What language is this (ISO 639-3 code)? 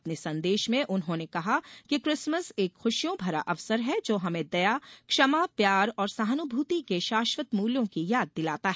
hin